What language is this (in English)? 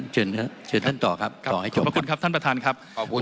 Thai